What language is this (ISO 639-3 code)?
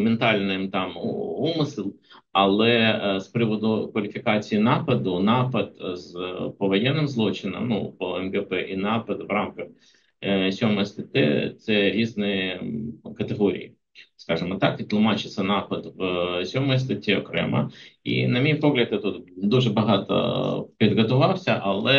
ukr